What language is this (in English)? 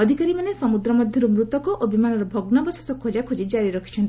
Odia